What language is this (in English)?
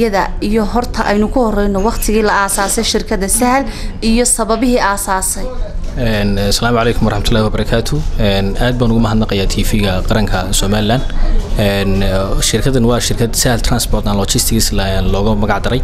Arabic